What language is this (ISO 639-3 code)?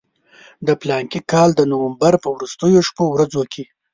pus